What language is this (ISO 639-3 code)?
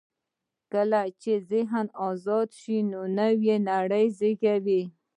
pus